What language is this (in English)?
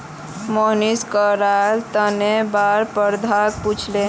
Magahi